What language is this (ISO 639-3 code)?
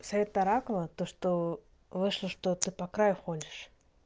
rus